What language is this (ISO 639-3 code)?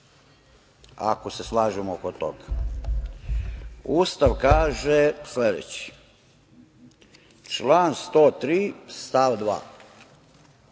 srp